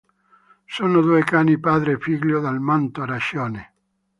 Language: Italian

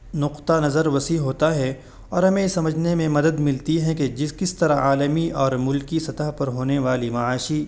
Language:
Urdu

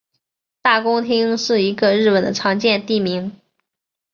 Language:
Chinese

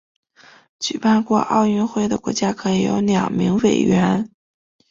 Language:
Chinese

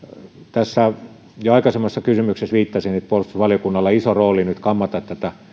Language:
Finnish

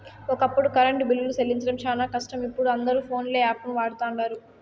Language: Telugu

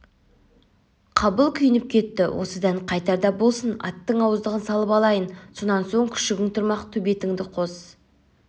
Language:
Kazakh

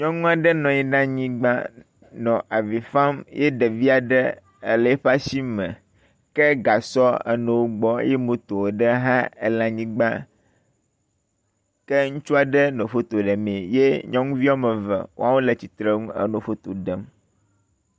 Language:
Ewe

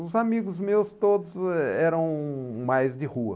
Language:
Portuguese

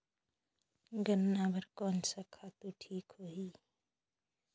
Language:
Chhattisgarhi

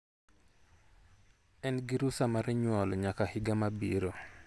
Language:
Luo (Kenya and Tanzania)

